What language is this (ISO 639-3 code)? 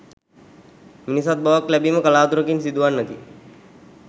sin